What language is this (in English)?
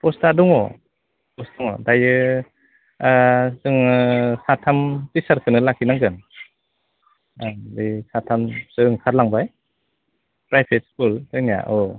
Bodo